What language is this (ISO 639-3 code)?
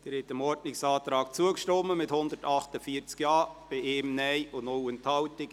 gsw